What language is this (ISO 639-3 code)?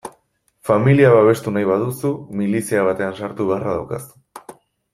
eus